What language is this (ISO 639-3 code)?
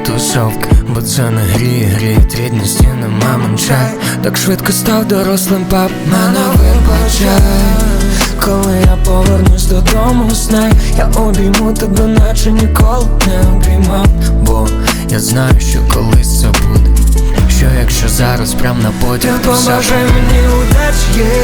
ukr